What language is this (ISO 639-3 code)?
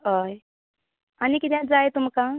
kok